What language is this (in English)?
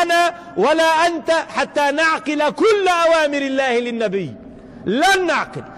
Arabic